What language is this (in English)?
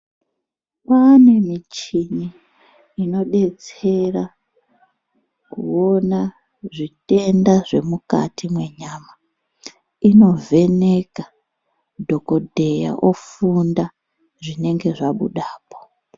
Ndau